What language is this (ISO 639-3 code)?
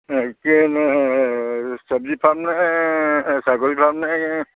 asm